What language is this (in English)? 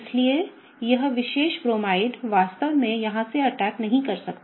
Hindi